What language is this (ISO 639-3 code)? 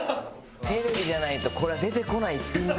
jpn